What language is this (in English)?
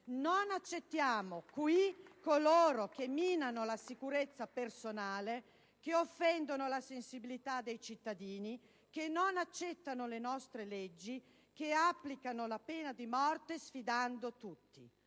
Italian